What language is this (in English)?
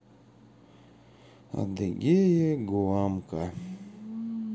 Russian